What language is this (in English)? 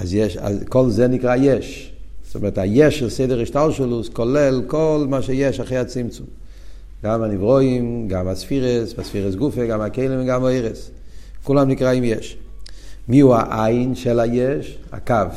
Hebrew